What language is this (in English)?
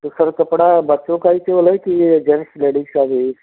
Hindi